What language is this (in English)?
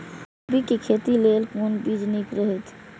Maithili